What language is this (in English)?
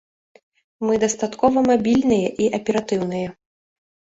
Belarusian